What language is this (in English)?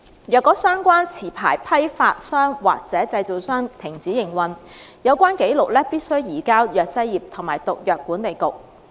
Cantonese